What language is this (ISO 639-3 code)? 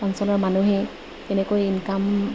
asm